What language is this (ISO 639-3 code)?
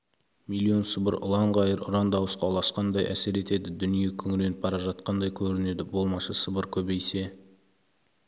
kaz